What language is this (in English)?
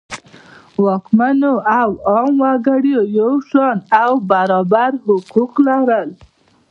Pashto